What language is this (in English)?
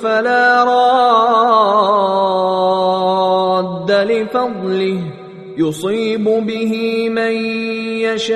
Persian